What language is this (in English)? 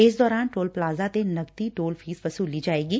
Punjabi